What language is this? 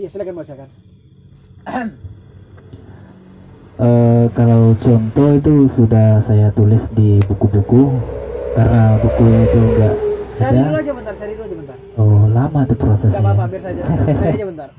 Indonesian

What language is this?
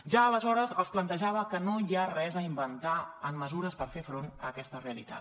Catalan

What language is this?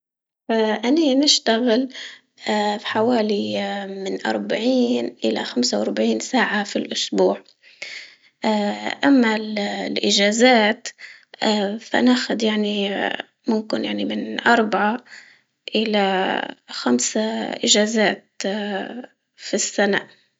Libyan Arabic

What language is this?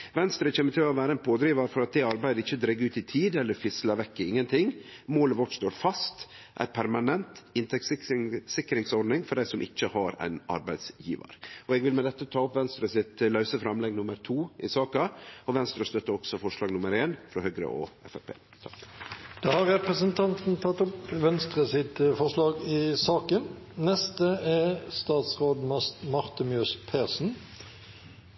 Norwegian Nynorsk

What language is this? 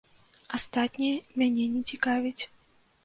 Belarusian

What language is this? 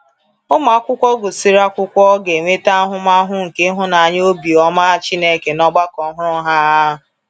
Igbo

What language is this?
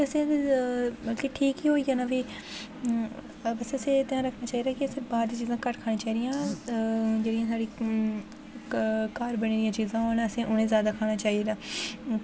Dogri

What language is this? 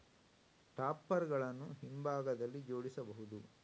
Kannada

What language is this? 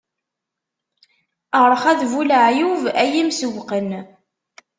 Kabyle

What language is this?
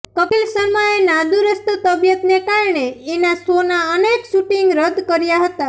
Gujarati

